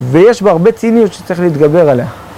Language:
Hebrew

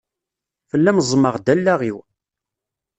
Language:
Kabyle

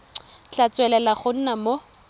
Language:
Tswana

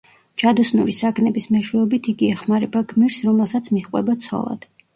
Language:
Georgian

